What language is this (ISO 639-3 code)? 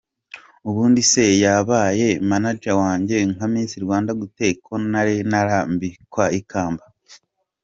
kin